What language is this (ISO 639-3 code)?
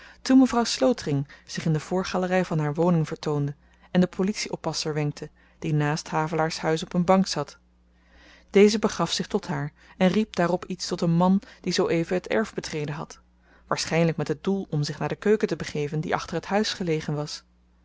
nld